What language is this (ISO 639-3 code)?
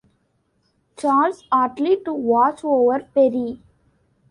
eng